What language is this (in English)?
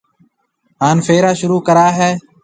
Marwari (Pakistan)